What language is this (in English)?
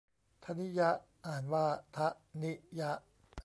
Thai